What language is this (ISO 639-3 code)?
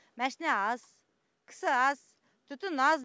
kaz